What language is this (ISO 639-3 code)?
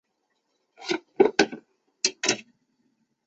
zho